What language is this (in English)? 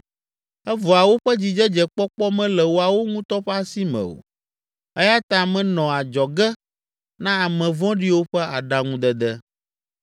Ewe